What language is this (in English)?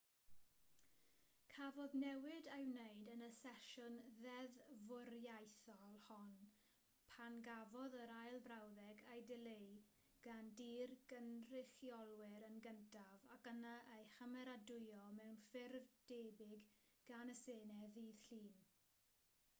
Welsh